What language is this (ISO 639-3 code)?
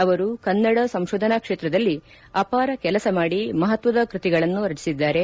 kan